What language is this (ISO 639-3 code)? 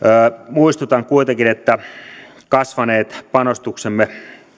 fin